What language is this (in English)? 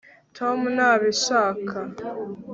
Kinyarwanda